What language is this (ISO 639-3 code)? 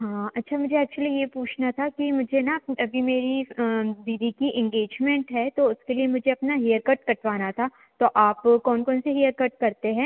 hin